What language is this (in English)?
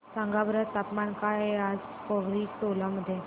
Marathi